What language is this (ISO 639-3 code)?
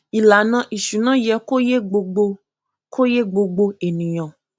yor